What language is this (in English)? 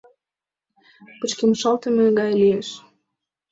Mari